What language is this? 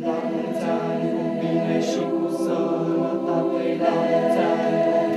Romanian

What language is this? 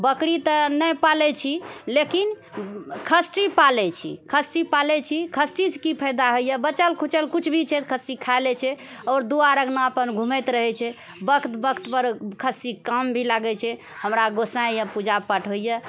Maithili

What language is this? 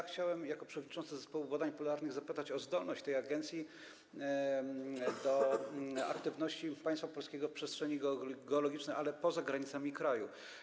Polish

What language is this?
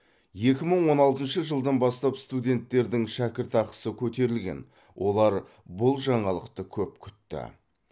Kazakh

